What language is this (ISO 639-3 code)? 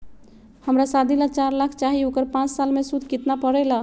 mag